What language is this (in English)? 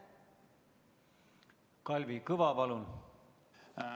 Estonian